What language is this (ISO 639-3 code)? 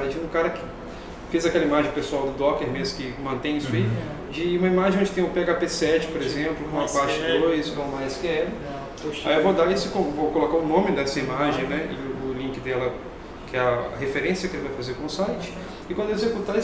por